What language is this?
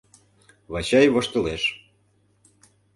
Mari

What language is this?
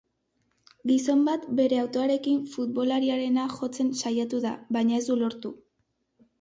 Basque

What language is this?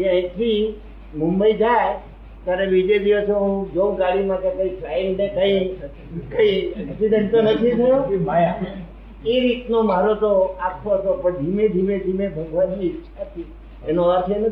Gujarati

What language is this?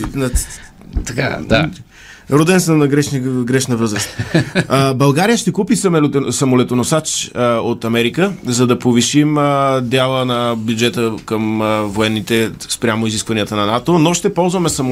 Bulgarian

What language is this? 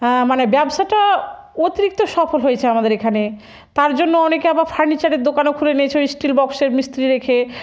Bangla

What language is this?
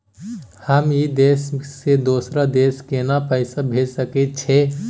Maithili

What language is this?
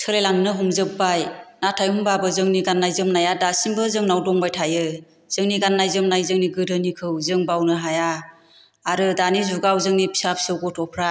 Bodo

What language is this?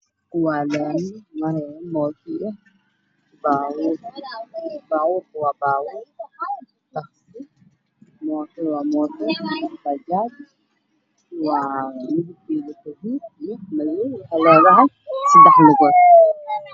Somali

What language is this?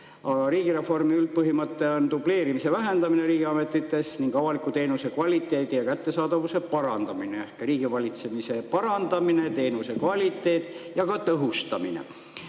Estonian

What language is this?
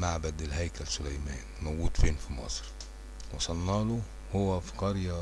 Arabic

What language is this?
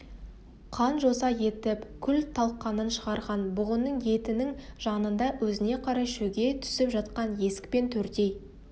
Kazakh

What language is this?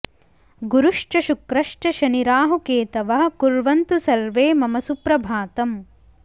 Sanskrit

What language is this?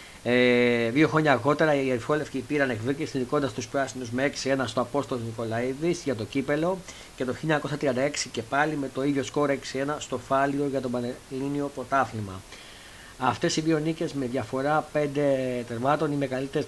Greek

